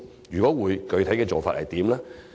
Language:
Cantonese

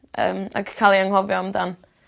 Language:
Welsh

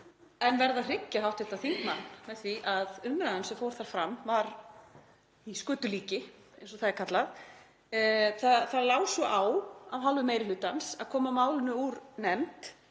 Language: Icelandic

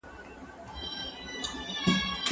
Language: Pashto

